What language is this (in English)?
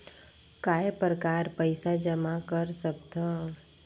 Chhattisgarhi